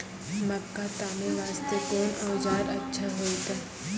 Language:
Maithili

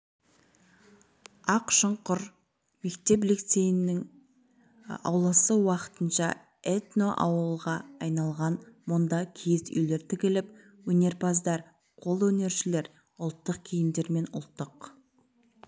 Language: Kazakh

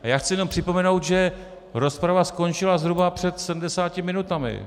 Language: Czech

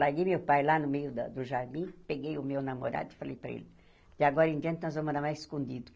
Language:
Portuguese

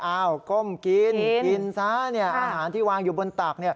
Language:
Thai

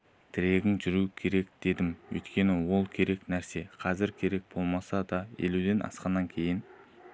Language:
Kazakh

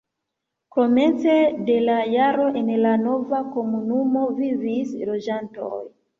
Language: Esperanto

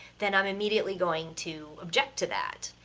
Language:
English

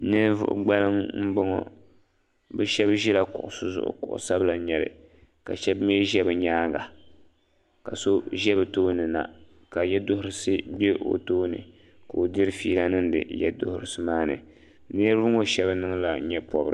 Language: Dagbani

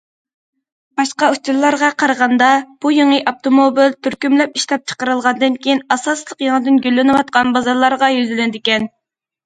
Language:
Uyghur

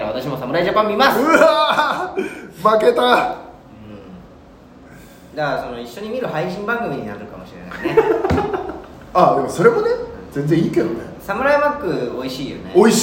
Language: Japanese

